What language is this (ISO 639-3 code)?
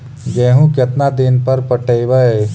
mag